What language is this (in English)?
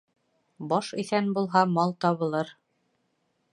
Bashkir